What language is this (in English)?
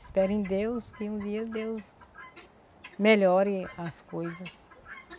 Portuguese